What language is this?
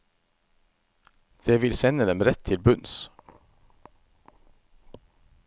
Norwegian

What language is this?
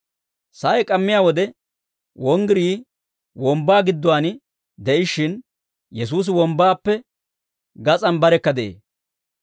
Dawro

